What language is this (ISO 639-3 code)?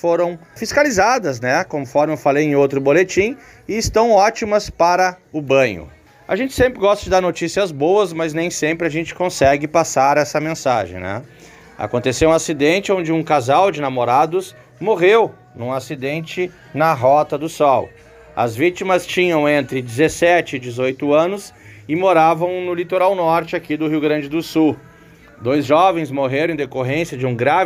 por